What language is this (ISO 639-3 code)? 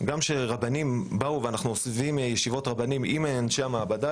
heb